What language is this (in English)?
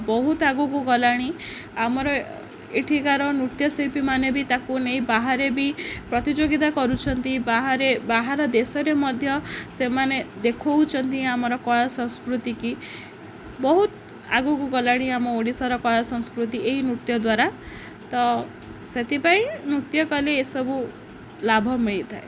Odia